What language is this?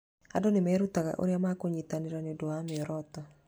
Kikuyu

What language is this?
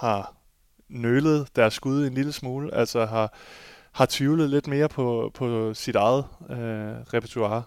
Danish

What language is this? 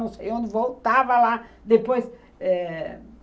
Portuguese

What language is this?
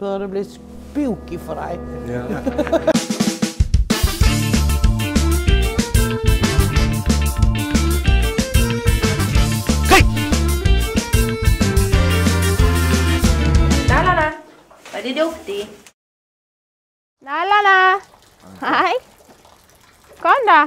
Swedish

